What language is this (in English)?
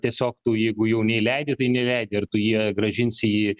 Lithuanian